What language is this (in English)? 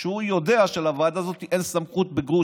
Hebrew